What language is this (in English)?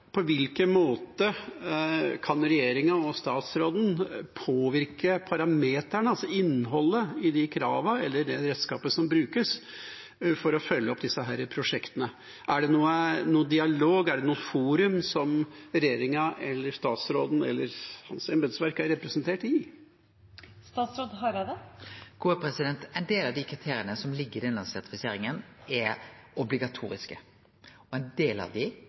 Norwegian